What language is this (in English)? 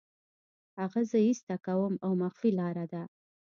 Pashto